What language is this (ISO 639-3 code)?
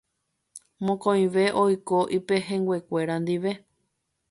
grn